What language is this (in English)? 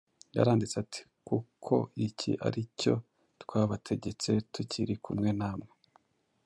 Kinyarwanda